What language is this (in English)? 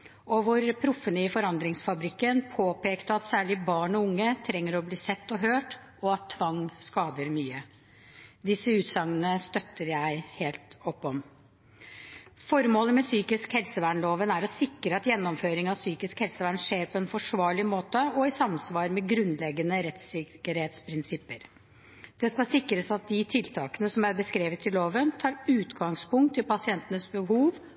Norwegian Bokmål